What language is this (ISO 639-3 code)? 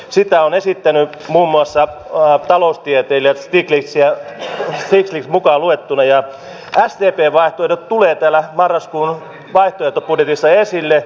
fin